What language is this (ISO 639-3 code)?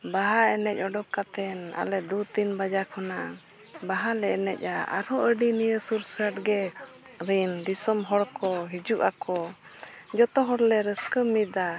sat